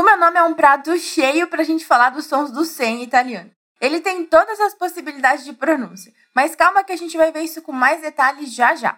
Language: Portuguese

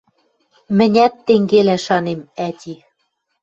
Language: Western Mari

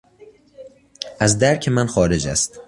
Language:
Persian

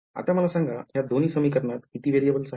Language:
Marathi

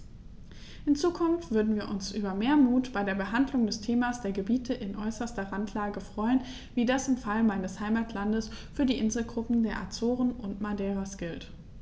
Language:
German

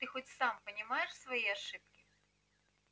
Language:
Russian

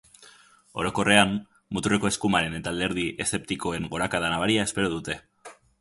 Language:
Basque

